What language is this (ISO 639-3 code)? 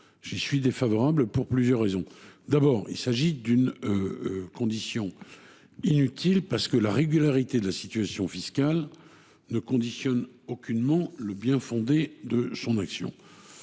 fra